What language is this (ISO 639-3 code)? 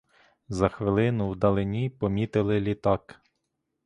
ukr